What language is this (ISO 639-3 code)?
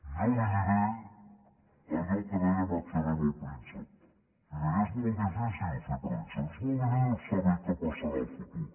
cat